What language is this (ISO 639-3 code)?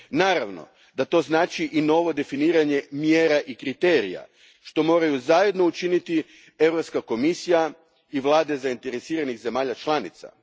hrv